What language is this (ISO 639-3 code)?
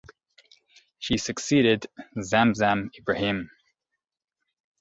eng